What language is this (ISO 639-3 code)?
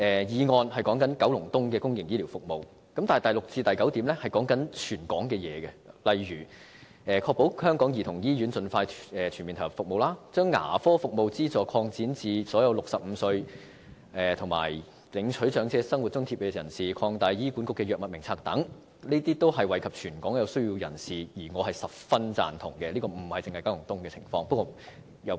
yue